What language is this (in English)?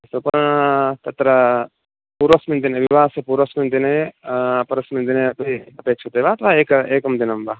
Sanskrit